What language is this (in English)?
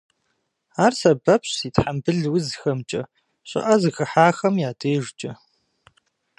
Kabardian